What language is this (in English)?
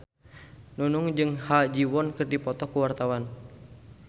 Sundanese